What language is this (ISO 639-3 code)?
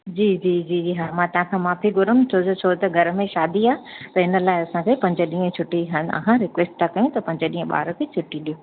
snd